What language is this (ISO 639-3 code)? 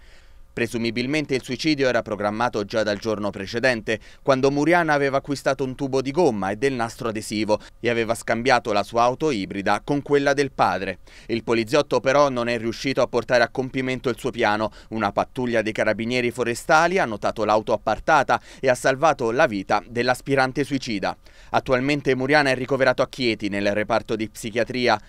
ita